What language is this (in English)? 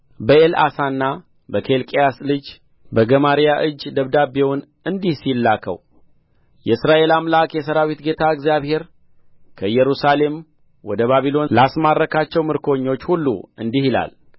Amharic